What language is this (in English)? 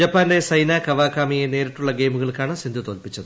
Malayalam